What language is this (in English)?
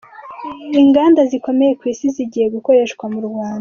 Kinyarwanda